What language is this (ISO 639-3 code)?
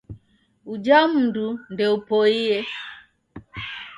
dav